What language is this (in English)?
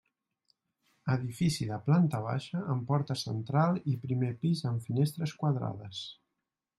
Catalan